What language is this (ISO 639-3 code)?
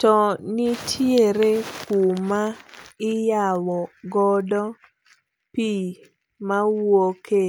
luo